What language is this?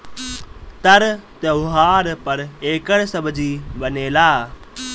Bhojpuri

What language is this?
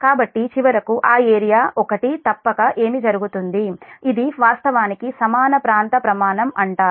Telugu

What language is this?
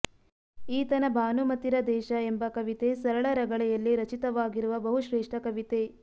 Kannada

